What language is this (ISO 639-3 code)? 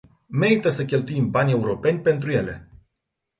ron